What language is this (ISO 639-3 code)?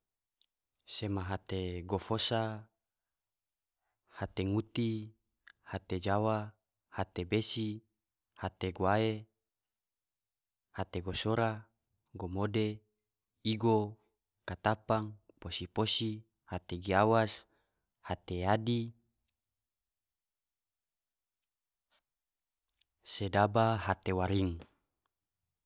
tvo